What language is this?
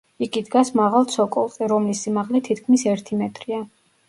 Georgian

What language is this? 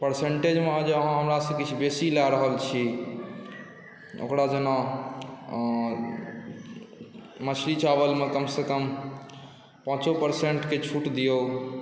Maithili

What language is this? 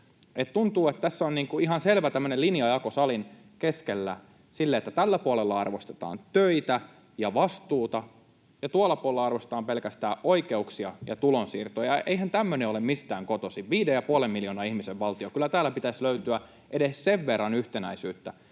Finnish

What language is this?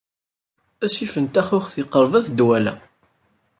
Kabyle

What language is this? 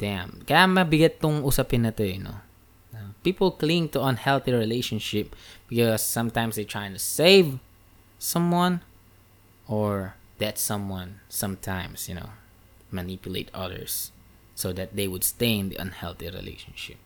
Filipino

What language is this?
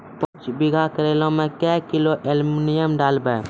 Maithili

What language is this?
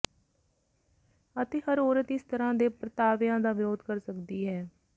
Punjabi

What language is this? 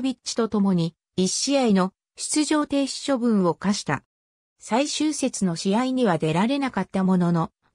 Japanese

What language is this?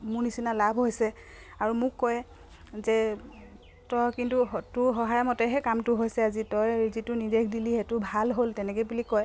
Assamese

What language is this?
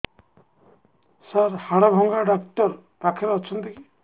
Odia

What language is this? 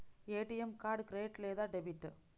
Telugu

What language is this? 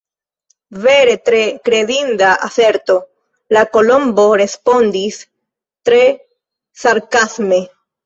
Esperanto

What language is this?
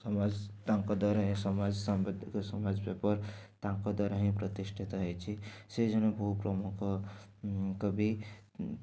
Odia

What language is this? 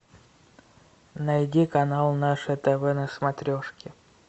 Russian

